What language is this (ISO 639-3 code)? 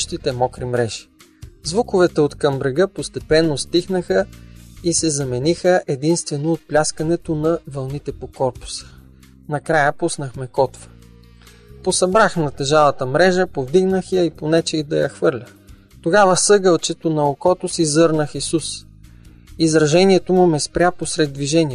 bul